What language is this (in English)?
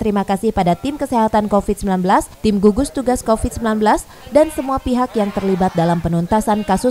Indonesian